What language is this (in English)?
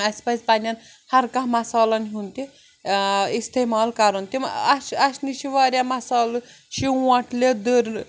Kashmiri